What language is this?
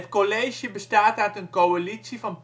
Dutch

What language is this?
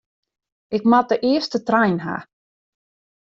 Western Frisian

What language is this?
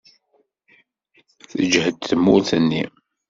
Kabyle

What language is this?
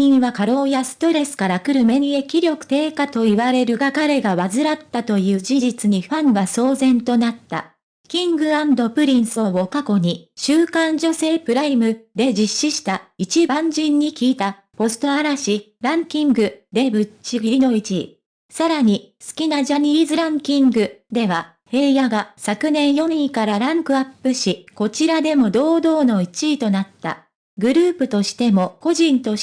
Japanese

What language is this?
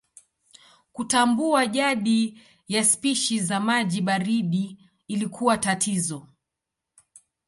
Swahili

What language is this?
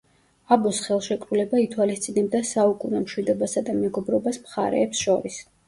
Georgian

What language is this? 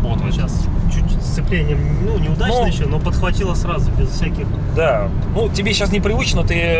Russian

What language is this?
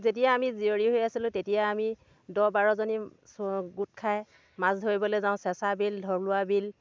Assamese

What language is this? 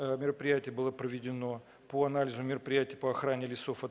Russian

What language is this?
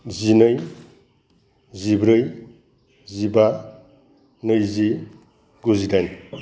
Bodo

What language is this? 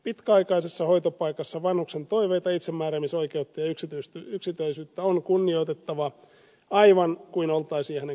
Finnish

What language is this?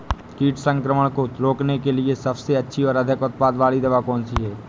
Hindi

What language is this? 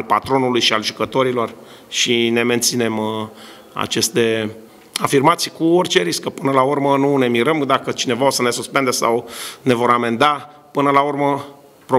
Romanian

